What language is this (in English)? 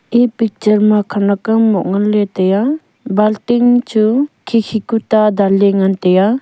Wancho Naga